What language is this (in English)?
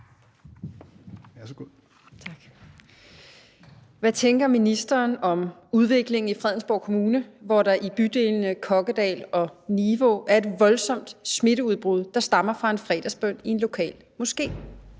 Danish